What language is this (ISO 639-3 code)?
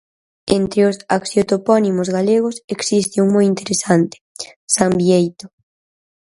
glg